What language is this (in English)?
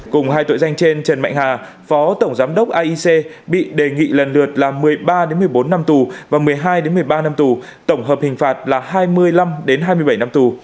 Vietnamese